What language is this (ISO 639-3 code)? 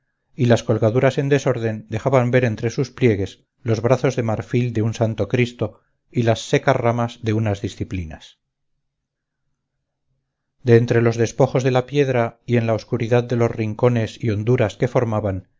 spa